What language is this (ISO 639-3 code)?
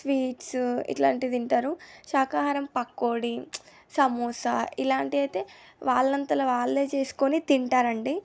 tel